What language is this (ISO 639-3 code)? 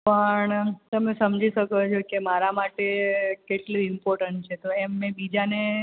guj